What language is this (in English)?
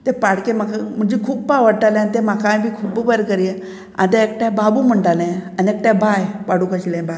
Konkani